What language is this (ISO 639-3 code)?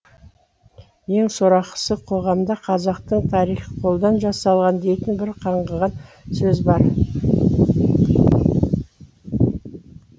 kaz